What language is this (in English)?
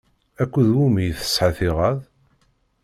Kabyle